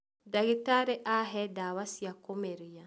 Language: Kikuyu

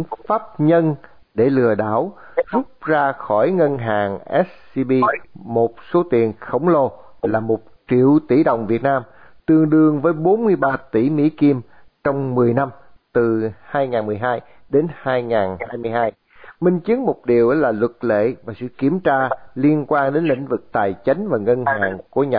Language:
Vietnamese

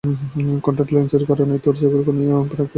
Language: Bangla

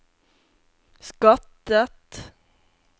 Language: Norwegian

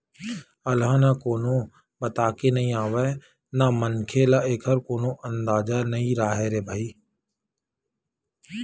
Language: Chhattisgarhi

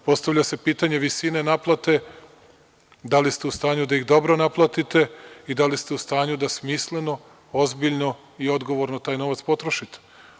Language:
Serbian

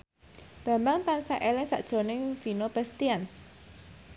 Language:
Javanese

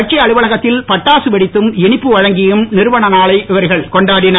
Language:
Tamil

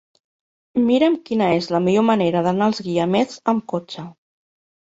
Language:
Catalan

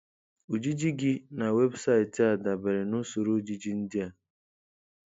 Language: Igbo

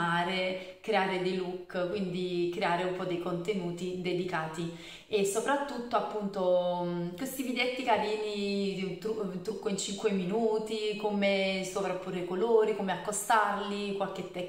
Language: Italian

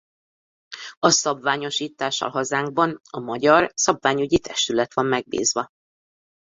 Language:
Hungarian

